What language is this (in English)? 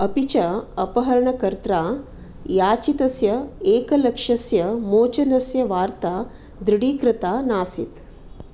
Sanskrit